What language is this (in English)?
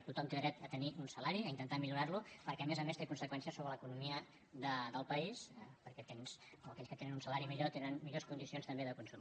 Catalan